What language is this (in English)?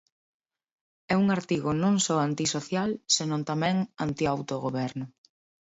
Galician